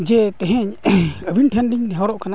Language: Santali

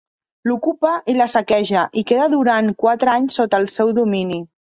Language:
Catalan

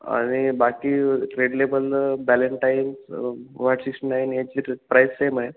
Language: Marathi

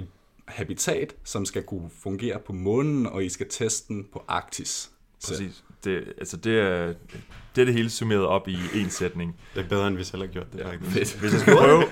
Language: Danish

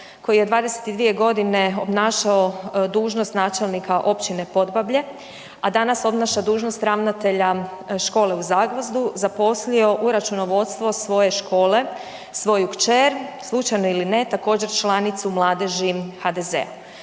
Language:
Croatian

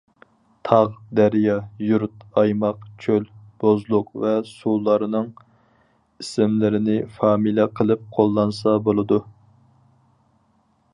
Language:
Uyghur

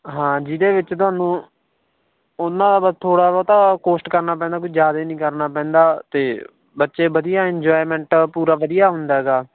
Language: Punjabi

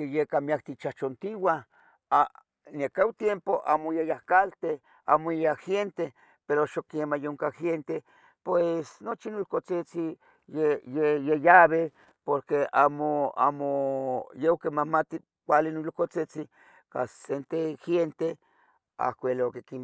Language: Tetelcingo Nahuatl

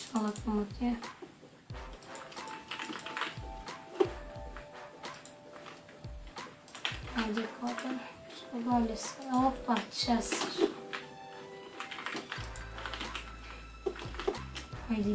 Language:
Latvian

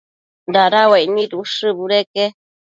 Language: Matsés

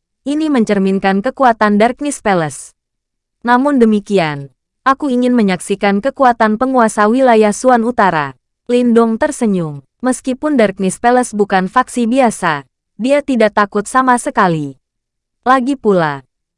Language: Indonesian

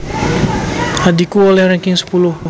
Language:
Javanese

